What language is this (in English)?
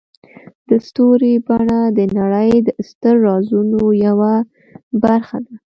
Pashto